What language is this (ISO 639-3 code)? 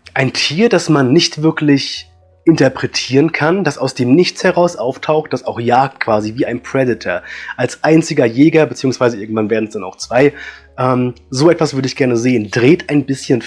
deu